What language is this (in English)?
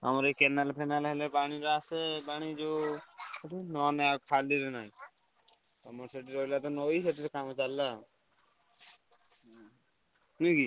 Odia